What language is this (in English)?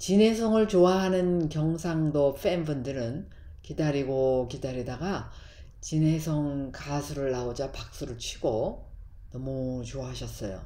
Korean